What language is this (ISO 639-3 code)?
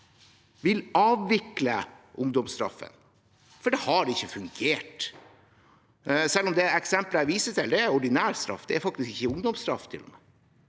nor